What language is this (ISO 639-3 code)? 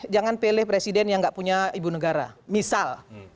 ind